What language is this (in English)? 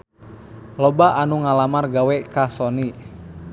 Sundanese